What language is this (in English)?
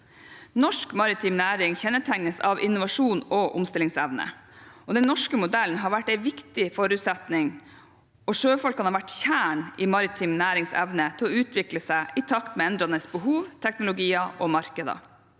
Norwegian